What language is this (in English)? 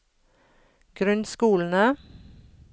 Norwegian